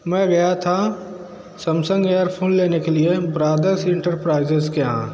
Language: Hindi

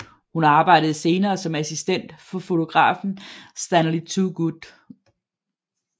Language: Danish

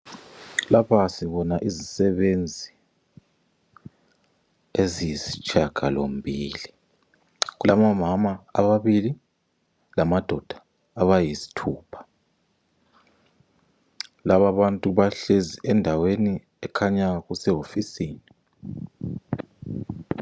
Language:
North Ndebele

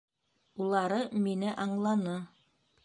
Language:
Bashkir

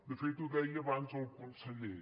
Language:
Catalan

